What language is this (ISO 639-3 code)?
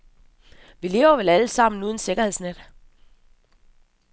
dan